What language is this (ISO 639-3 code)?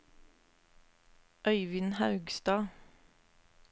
nor